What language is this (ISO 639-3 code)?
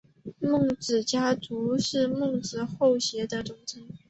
zho